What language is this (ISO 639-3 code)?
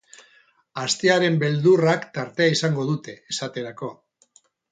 eus